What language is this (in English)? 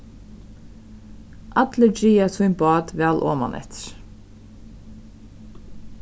Faroese